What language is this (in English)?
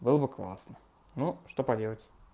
Russian